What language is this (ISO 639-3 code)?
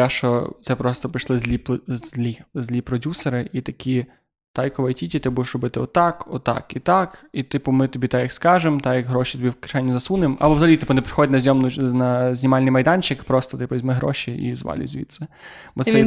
ukr